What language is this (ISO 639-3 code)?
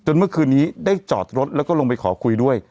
tha